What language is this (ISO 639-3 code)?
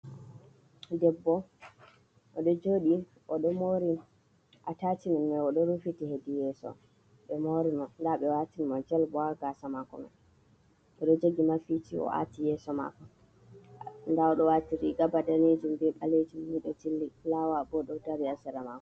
ful